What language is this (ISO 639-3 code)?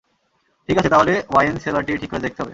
ben